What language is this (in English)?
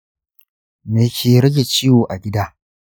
Hausa